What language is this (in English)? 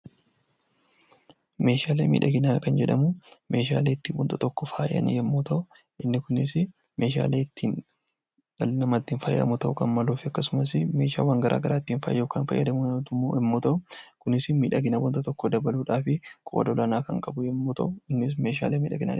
Oromo